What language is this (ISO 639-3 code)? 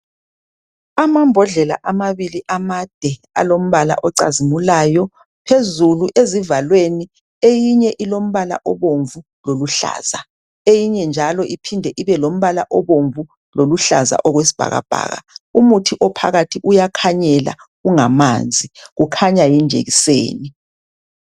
nde